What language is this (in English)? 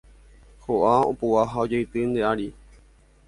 Guarani